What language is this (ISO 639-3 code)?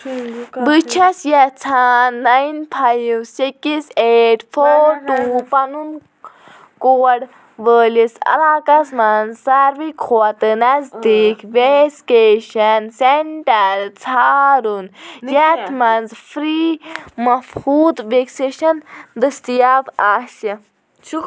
kas